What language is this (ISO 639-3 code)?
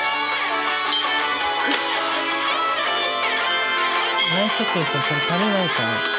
jpn